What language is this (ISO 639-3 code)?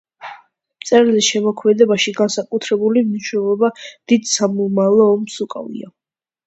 kat